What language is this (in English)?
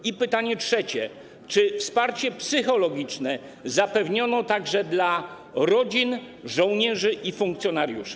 Polish